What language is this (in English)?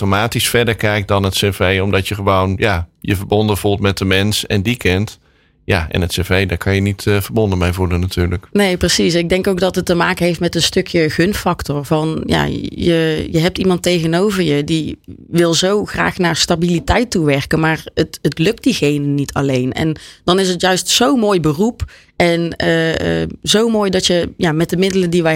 Dutch